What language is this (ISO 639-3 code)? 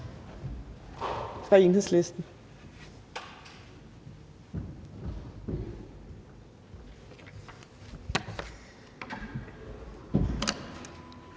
dan